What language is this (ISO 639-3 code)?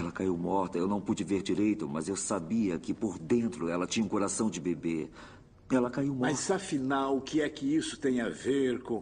por